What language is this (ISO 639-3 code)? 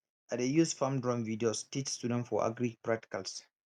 pcm